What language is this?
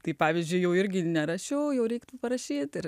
Lithuanian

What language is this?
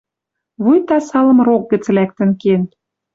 Western Mari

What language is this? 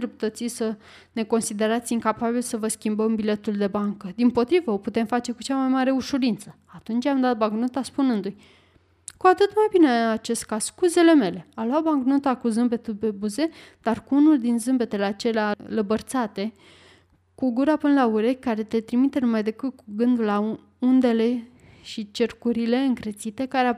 Romanian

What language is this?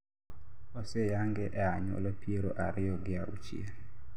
Luo (Kenya and Tanzania)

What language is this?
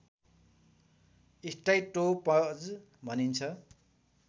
Nepali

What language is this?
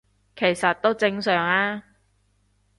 Cantonese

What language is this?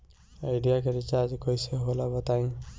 Bhojpuri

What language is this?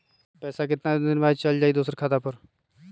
Magahi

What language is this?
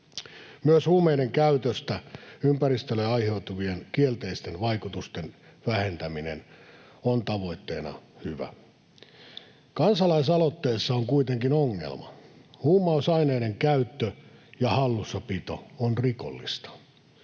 Finnish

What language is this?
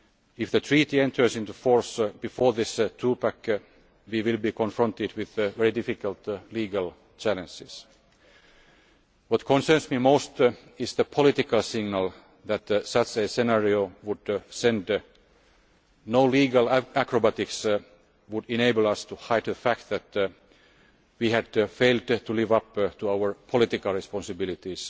English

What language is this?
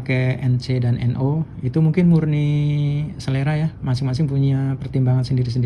Indonesian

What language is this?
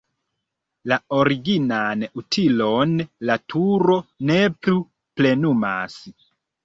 Esperanto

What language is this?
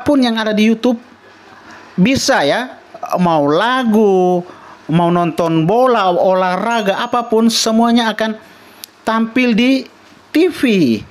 Indonesian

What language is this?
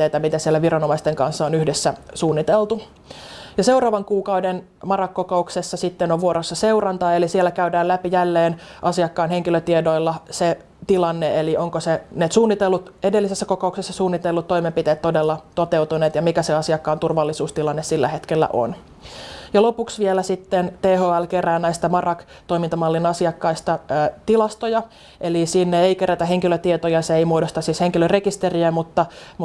Finnish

